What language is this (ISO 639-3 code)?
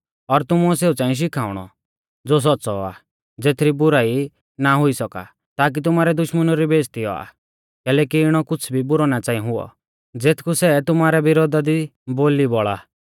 bfz